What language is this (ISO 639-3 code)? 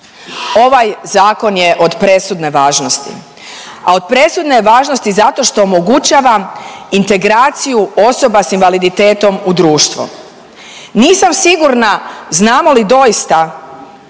hrv